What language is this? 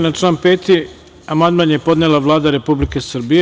Serbian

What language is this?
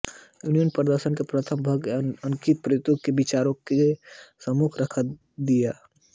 Hindi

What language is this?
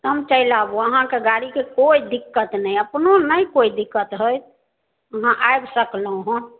Maithili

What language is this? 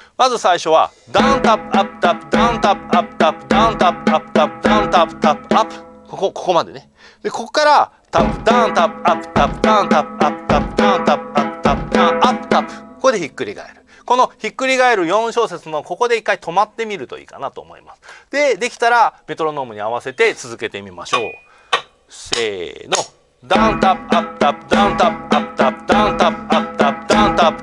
Japanese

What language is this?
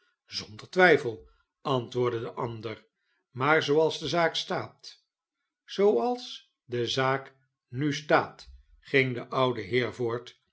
Dutch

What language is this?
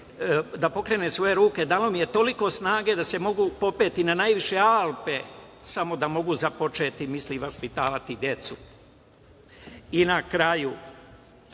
Serbian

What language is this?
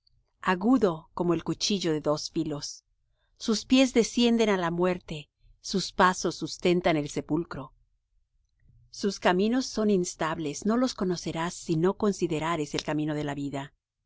Spanish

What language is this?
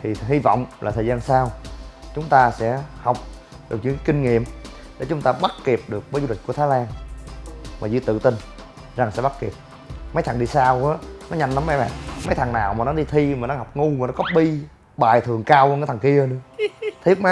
Vietnamese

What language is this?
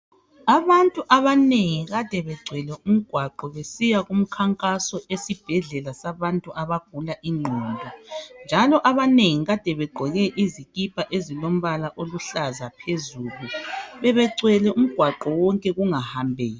North Ndebele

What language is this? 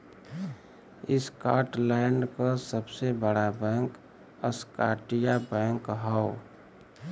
Bhojpuri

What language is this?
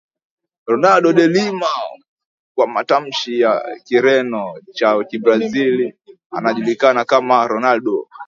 Swahili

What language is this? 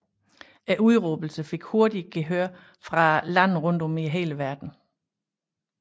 Danish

